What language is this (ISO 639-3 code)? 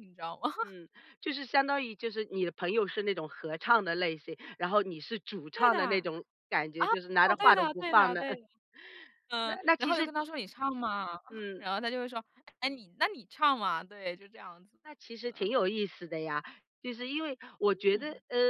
zho